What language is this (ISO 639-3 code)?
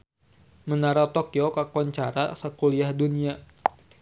sun